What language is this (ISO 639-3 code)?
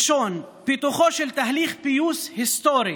heb